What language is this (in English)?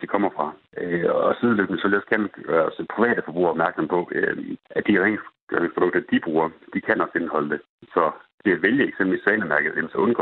Danish